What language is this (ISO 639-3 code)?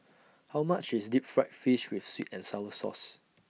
eng